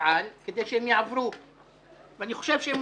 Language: Hebrew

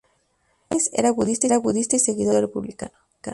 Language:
Spanish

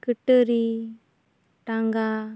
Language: Santali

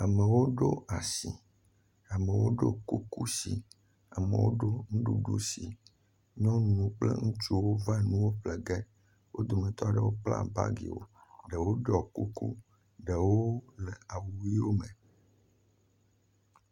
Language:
Ewe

